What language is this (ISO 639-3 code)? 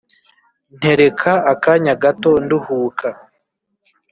kin